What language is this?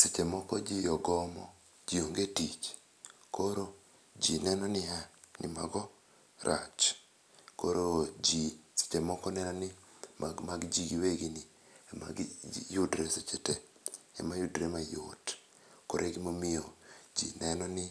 Luo (Kenya and Tanzania)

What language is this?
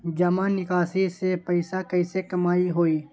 Magahi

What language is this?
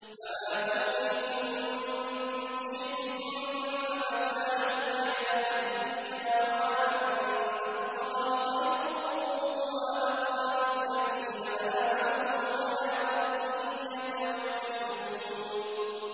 Arabic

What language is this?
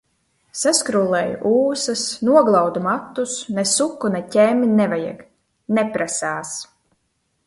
Latvian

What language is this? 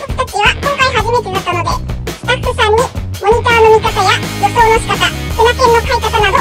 Japanese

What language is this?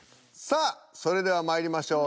Japanese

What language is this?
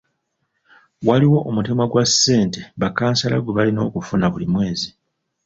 Ganda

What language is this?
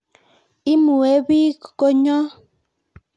Kalenjin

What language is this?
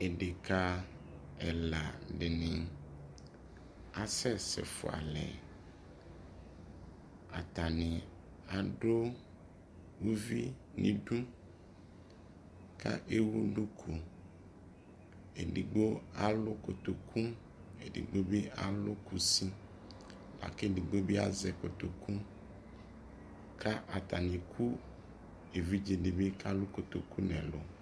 Ikposo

